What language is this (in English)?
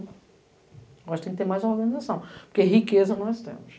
Portuguese